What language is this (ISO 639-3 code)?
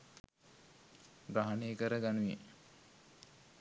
sin